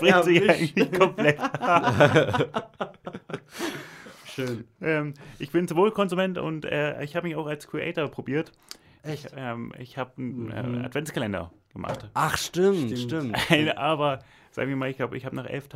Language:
German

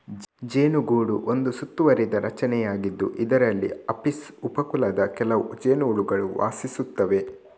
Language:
Kannada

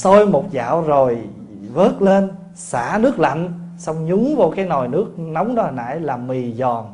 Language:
Vietnamese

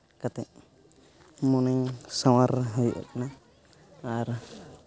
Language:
Santali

